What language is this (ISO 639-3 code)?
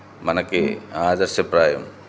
tel